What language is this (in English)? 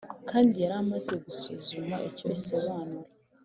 Kinyarwanda